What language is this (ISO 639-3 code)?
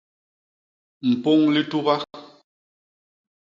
bas